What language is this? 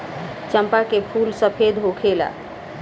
Bhojpuri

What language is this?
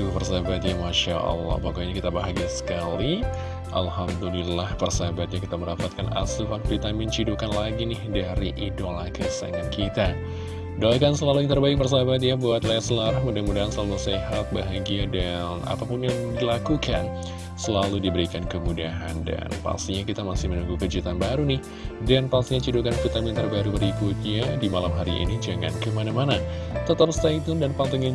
Indonesian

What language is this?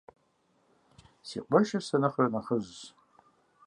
Kabardian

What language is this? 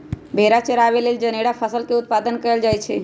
Magahi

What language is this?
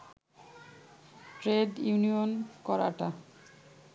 Bangla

